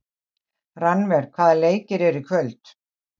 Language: Icelandic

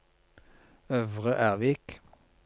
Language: Norwegian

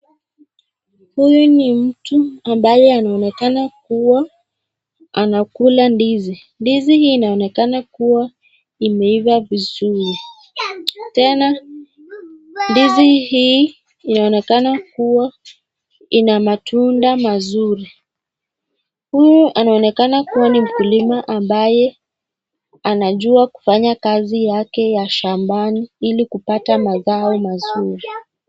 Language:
Swahili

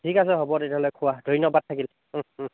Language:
Assamese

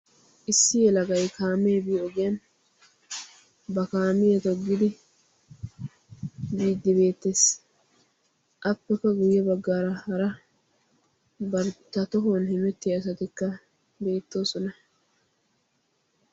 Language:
Wolaytta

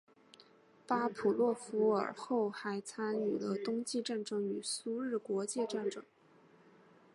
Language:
Chinese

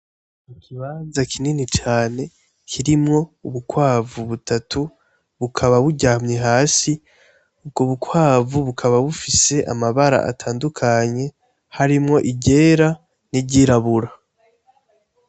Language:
Rundi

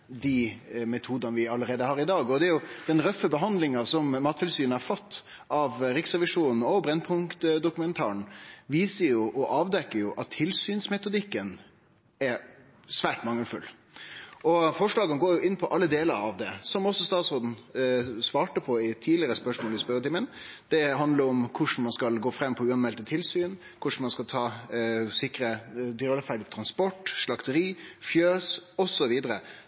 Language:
Norwegian Nynorsk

